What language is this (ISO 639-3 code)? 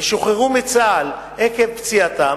heb